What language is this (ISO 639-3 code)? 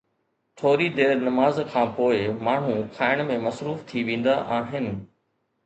snd